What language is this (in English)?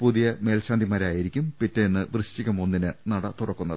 Malayalam